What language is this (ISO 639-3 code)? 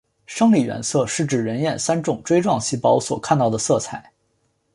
zho